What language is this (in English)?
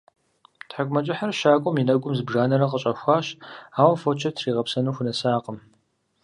Kabardian